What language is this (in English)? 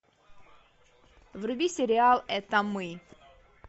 Russian